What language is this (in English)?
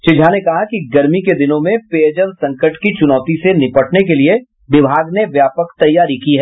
Hindi